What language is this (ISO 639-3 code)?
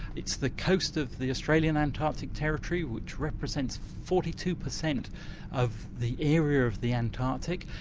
eng